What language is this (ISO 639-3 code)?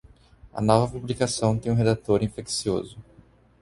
por